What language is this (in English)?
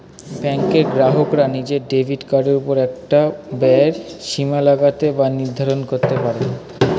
Bangla